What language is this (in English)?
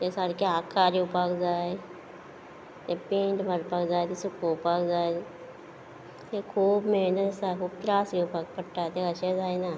Konkani